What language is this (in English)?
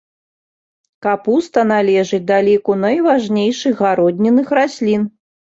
Belarusian